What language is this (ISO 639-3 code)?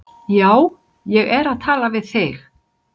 isl